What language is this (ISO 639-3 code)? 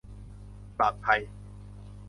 tha